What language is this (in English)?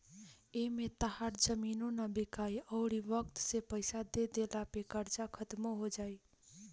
Bhojpuri